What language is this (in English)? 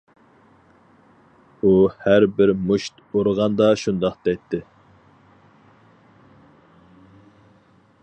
Uyghur